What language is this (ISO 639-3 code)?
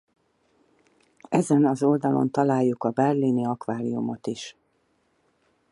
hun